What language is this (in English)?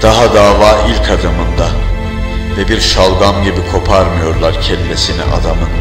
Turkish